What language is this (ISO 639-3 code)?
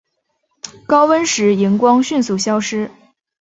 zho